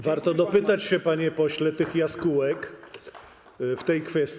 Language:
Polish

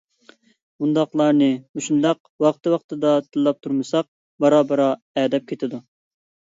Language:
Uyghur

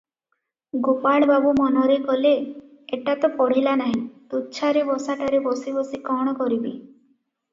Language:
Odia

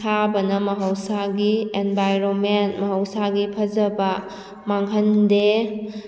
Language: Manipuri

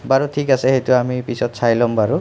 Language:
Assamese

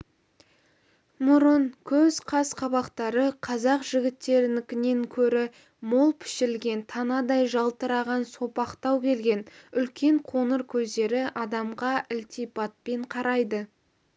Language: Kazakh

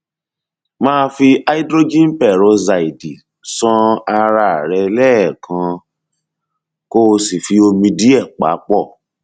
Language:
Yoruba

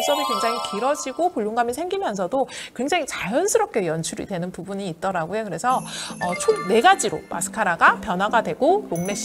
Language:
Korean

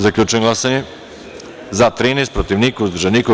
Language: Serbian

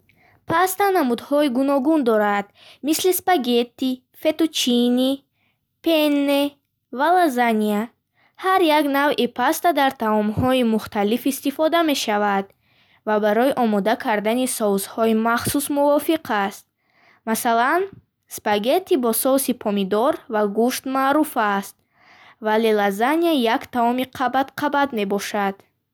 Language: Bukharic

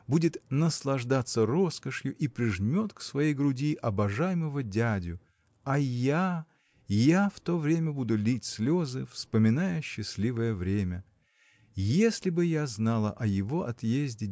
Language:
Russian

